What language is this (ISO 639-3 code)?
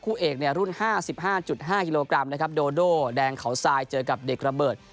tha